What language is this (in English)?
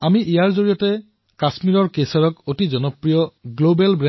Assamese